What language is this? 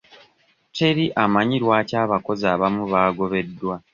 Ganda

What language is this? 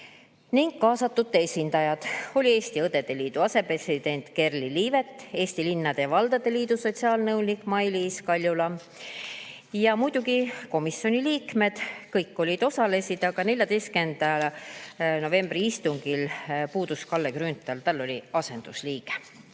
Estonian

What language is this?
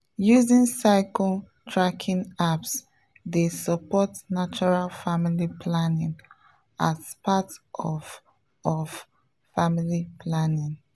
Nigerian Pidgin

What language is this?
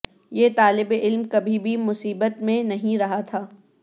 Urdu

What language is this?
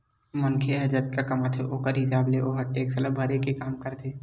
Chhattisgarhi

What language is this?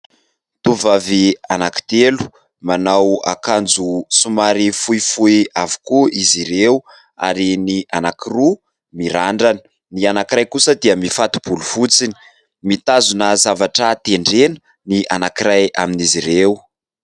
Malagasy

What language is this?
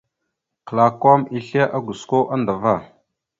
Mada (Cameroon)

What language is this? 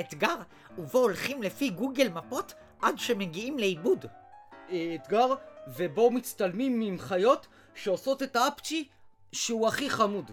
Hebrew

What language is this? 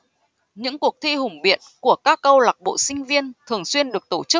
Vietnamese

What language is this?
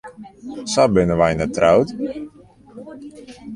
Western Frisian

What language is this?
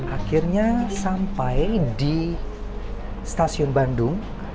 Indonesian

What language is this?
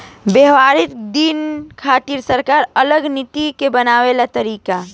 Bhojpuri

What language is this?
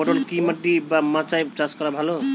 Bangla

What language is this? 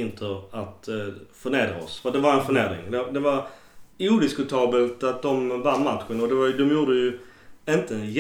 Swedish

